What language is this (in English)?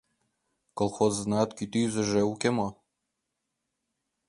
Mari